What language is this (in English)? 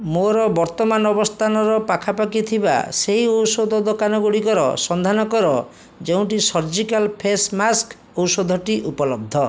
Odia